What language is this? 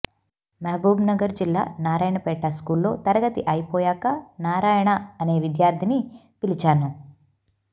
Telugu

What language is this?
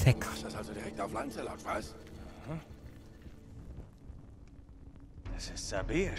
German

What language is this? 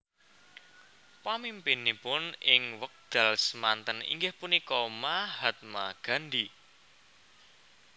Javanese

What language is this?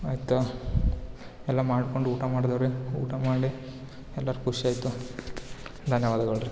Kannada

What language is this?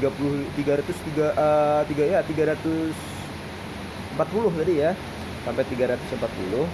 Indonesian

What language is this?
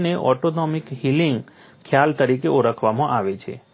Gujarati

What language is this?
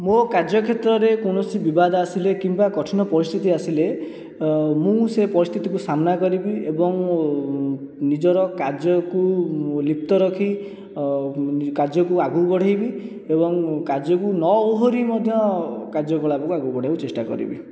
Odia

